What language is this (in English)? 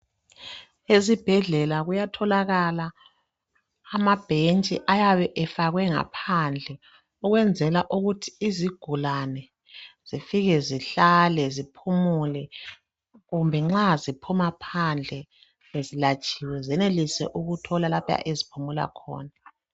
North Ndebele